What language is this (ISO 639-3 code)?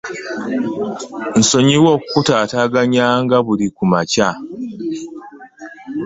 lug